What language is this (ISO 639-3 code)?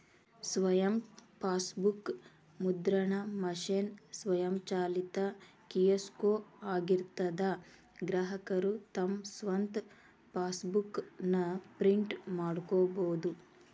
kan